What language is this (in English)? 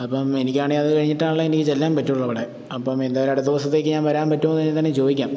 Malayalam